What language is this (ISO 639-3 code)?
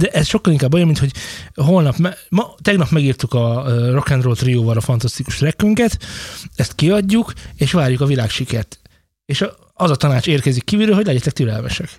hun